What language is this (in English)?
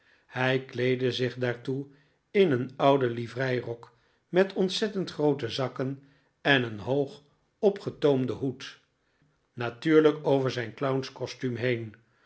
Dutch